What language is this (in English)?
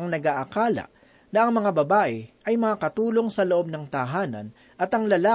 Filipino